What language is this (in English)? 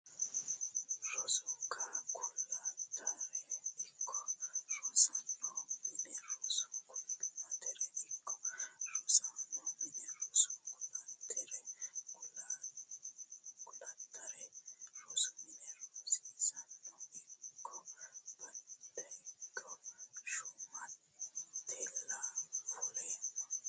Sidamo